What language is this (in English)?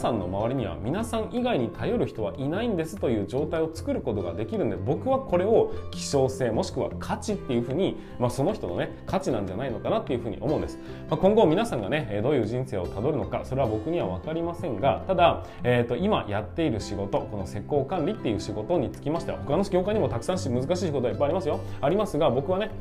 Japanese